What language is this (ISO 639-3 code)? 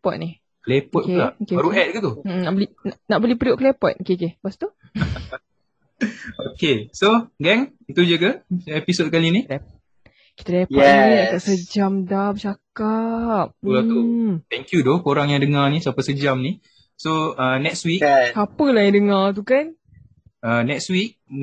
msa